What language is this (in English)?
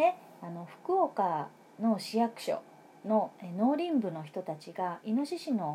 Japanese